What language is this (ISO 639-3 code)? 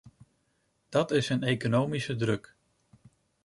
nld